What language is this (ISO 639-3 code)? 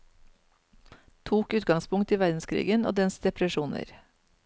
nor